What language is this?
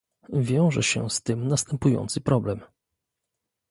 Polish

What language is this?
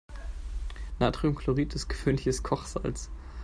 German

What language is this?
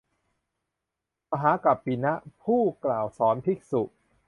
Thai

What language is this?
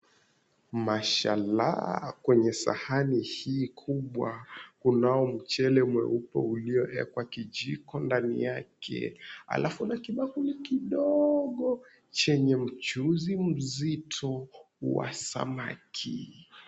Swahili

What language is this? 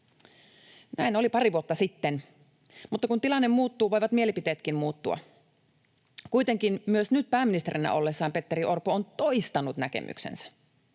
Finnish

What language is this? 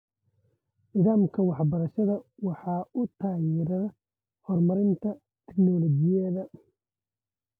Somali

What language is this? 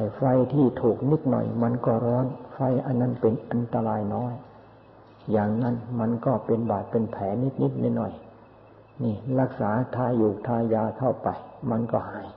Thai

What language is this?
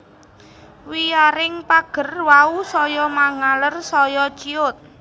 Javanese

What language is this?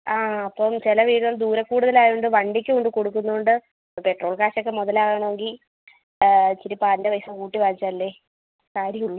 Malayalam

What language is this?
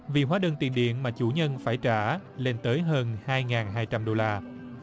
Vietnamese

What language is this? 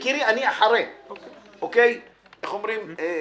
Hebrew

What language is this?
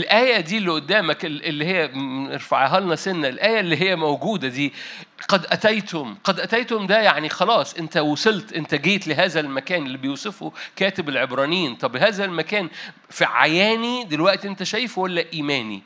Arabic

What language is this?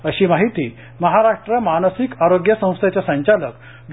Marathi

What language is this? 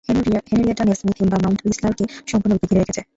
Bangla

